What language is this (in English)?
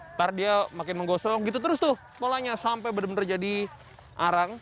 Indonesian